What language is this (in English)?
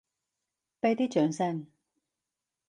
Cantonese